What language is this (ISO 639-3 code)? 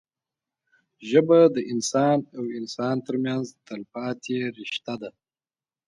pus